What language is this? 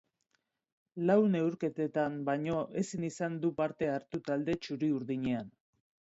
Basque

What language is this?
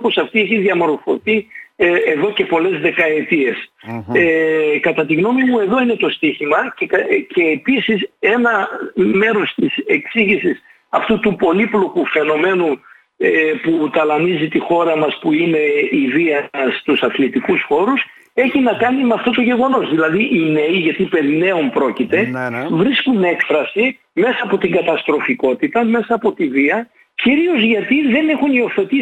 Greek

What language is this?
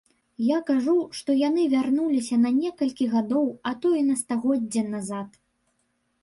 Belarusian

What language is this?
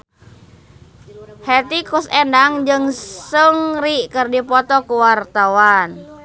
Sundanese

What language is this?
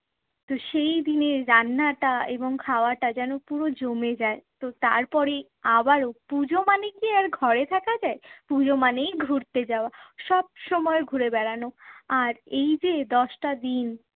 Bangla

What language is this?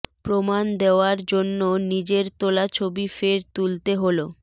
Bangla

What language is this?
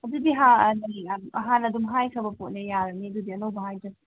Manipuri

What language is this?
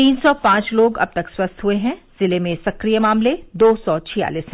Hindi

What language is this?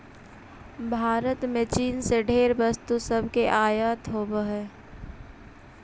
Magahi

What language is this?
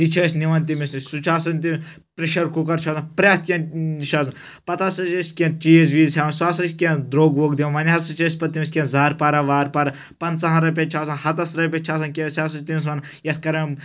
Kashmiri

